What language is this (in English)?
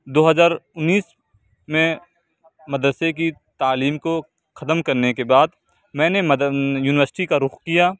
Urdu